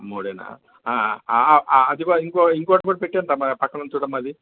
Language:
Telugu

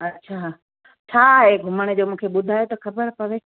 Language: Sindhi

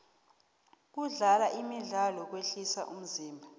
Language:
South Ndebele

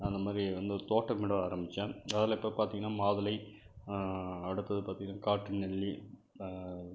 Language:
Tamil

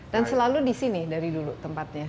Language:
Indonesian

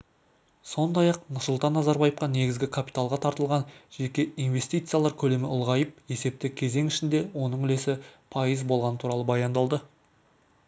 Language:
Kazakh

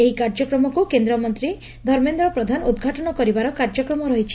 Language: Odia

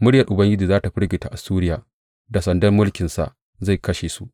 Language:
Hausa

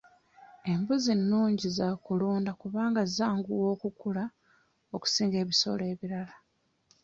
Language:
Ganda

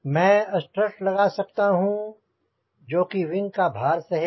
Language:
Hindi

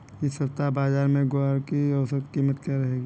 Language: Hindi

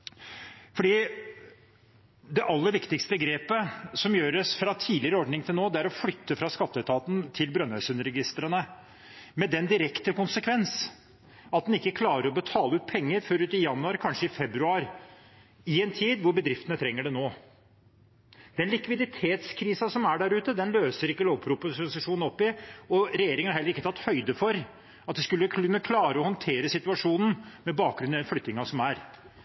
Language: Norwegian Bokmål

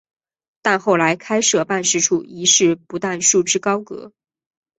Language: Chinese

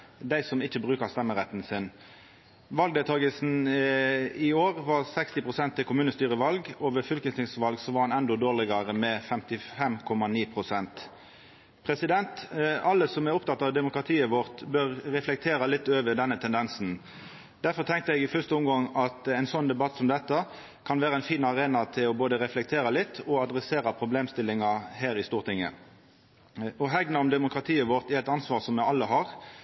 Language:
Norwegian Nynorsk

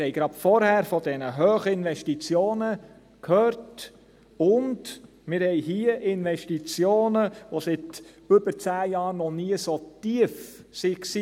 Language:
Swiss German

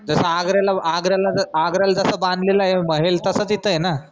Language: Marathi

